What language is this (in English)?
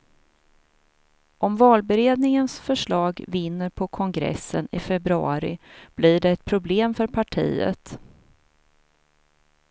Swedish